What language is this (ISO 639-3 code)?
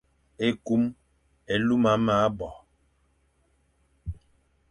fan